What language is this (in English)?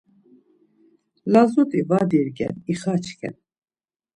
Laz